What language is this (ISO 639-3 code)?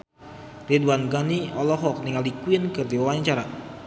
sun